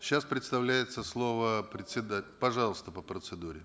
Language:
Kazakh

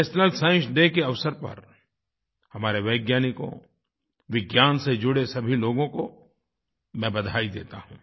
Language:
Hindi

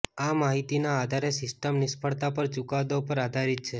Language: Gujarati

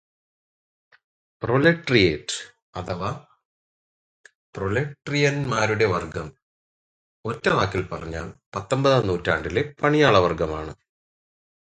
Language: Malayalam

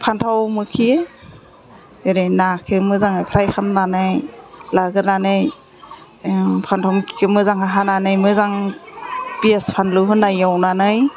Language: Bodo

